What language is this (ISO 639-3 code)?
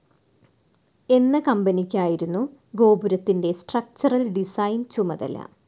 mal